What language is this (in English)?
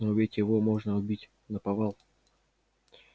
Russian